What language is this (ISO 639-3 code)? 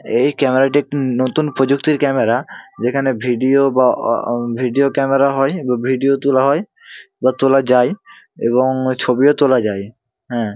ben